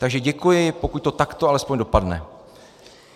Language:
Czech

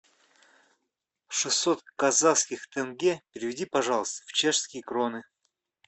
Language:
Russian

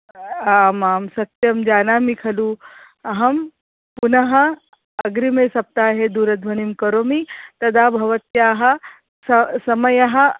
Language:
Sanskrit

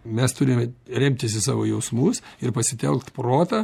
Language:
Lithuanian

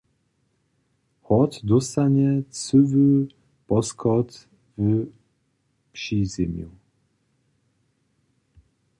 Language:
Upper Sorbian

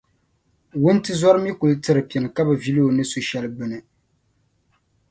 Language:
Dagbani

